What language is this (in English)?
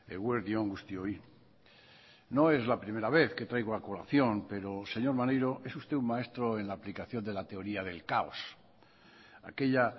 Spanish